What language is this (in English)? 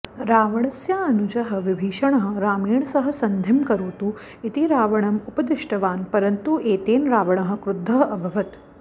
Sanskrit